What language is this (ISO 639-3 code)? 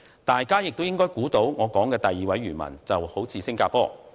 yue